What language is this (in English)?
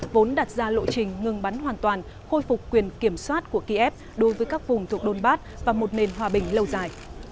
Vietnamese